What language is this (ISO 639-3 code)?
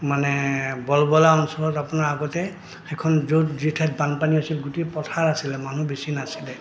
asm